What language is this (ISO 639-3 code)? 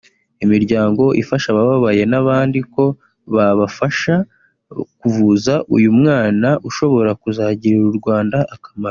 kin